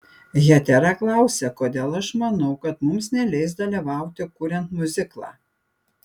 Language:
Lithuanian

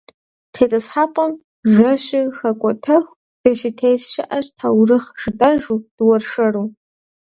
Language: Kabardian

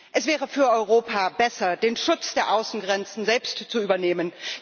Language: German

